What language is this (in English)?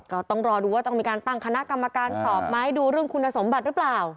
Thai